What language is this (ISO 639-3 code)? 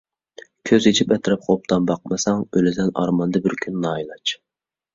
uig